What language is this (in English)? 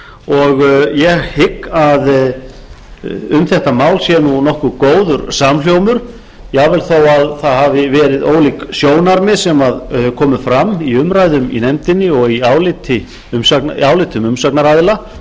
Icelandic